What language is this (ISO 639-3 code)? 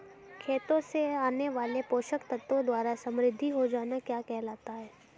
hin